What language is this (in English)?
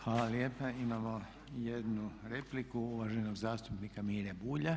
Croatian